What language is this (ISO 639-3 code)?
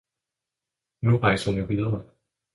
dan